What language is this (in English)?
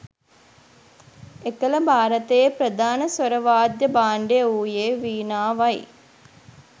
Sinhala